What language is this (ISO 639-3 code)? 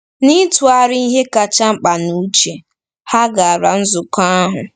ibo